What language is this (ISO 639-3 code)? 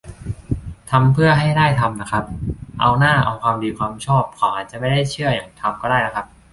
tha